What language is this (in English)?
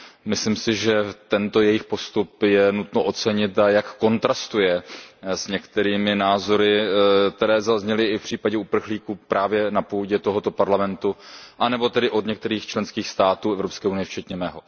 Czech